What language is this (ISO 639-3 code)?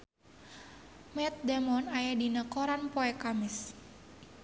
sun